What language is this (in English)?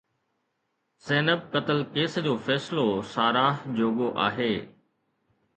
Sindhi